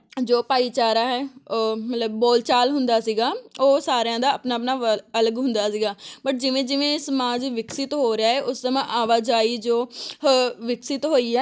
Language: Punjabi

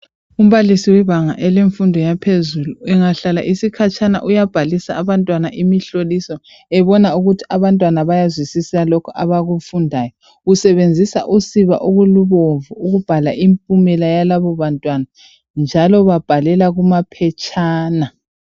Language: North Ndebele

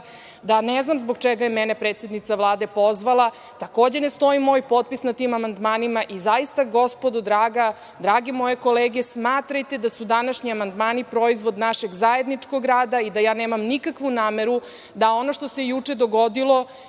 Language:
Serbian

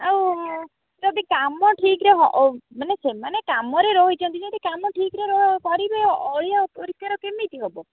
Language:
Odia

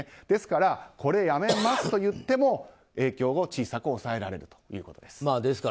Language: Japanese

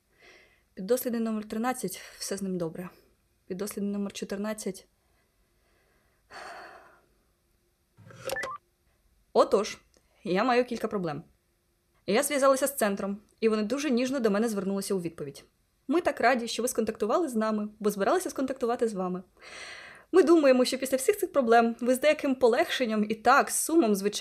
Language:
Ukrainian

